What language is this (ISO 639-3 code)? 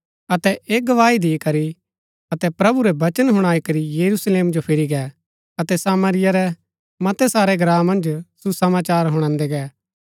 gbk